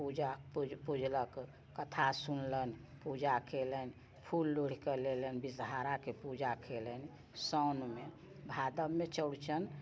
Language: Maithili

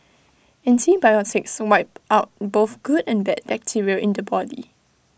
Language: English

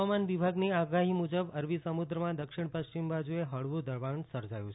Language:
Gujarati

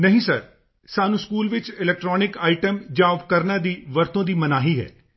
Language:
Punjabi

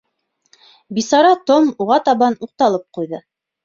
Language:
Bashkir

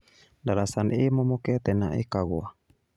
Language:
Kikuyu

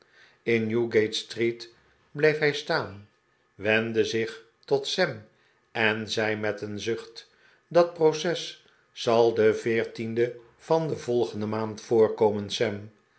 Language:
Dutch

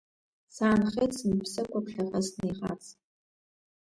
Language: Abkhazian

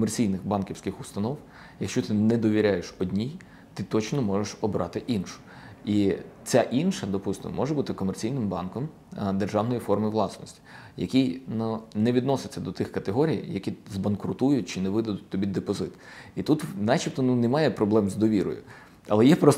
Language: Ukrainian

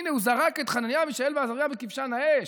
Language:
Hebrew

